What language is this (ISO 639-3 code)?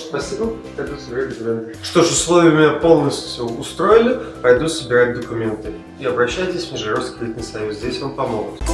rus